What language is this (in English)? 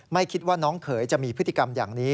Thai